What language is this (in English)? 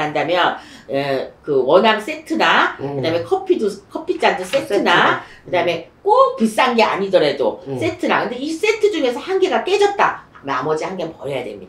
Korean